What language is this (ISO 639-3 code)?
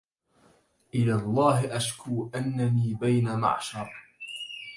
ara